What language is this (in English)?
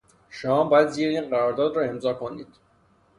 Persian